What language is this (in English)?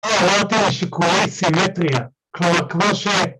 Hebrew